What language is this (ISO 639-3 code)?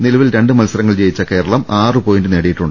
mal